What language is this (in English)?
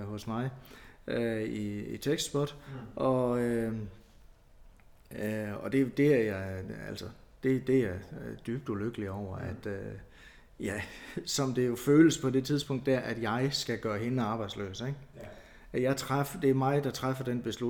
Danish